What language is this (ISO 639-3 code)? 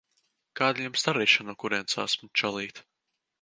lav